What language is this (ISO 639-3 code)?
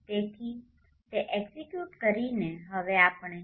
guj